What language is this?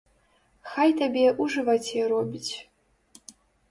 Belarusian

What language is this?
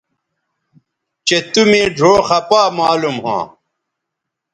Bateri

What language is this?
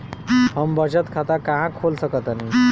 Bhojpuri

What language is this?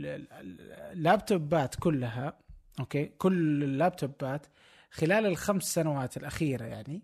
Arabic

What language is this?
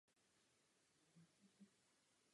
Czech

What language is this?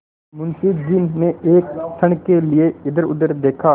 Hindi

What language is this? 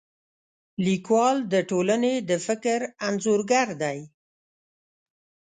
Pashto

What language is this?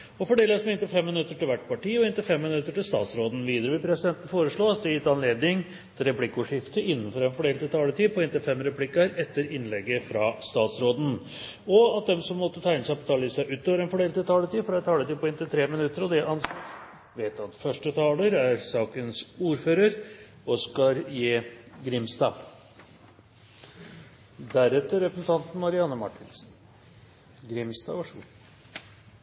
Norwegian Bokmål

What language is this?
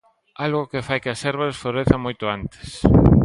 Galician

